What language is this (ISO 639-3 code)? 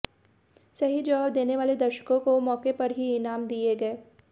hin